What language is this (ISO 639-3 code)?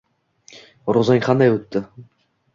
uzb